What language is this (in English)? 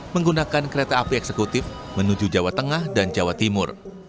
Indonesian